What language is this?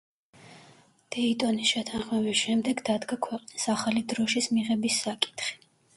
Georgian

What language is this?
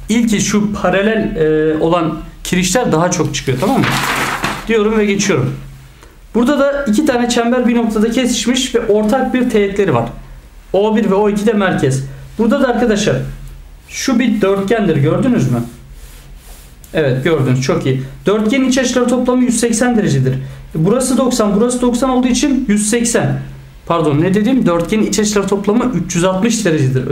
Turkish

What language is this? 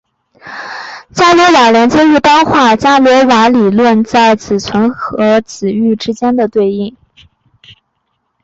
Chinese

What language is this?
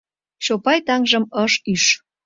Mari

